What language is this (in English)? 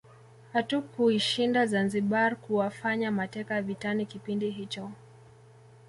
Swahili